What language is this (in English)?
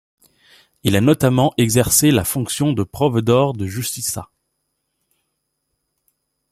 French